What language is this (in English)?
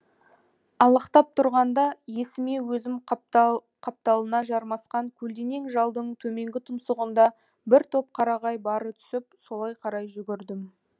Kazakh